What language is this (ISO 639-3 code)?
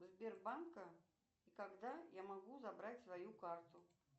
rus